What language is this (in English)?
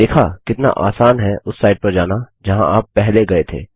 Hindi